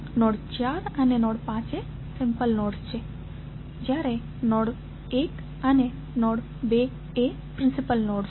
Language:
Gujarati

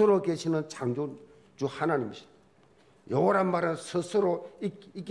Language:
Korean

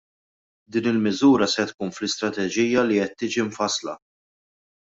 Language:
Maltese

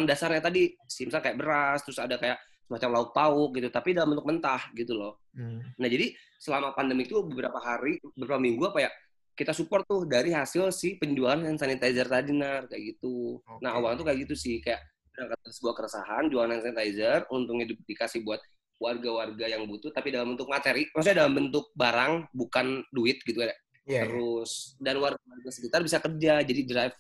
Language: Indonesian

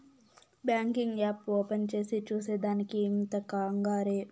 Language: Telugu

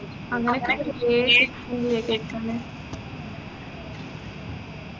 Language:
Malayalam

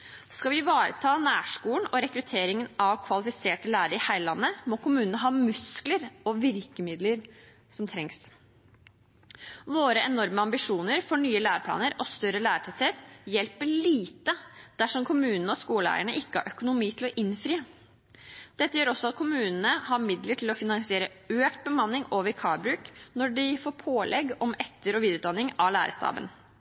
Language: Norwegian Bokmål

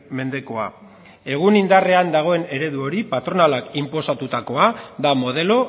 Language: Basque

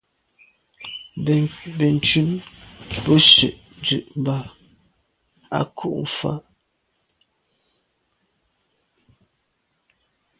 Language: Medumba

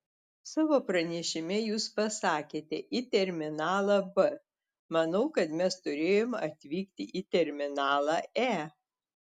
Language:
Lithuanian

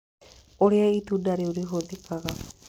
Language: Kikuyu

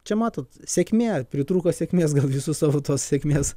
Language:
Lithuanian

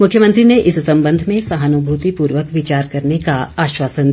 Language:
Hindi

